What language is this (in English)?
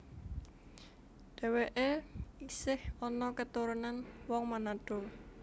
Javanese